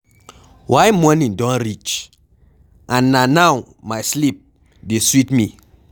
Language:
Nigerian Pidgin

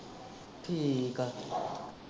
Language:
Punjabi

